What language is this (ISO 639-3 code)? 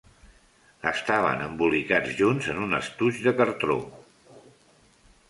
cat